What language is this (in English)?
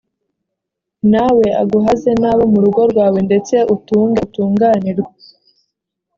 Kinyarwanda